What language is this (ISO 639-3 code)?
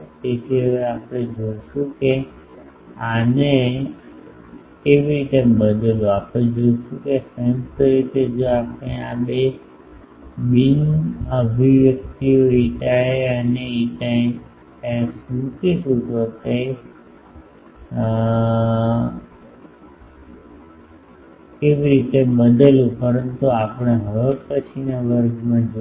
guj